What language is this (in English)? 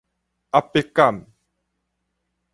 Min Nan Chinese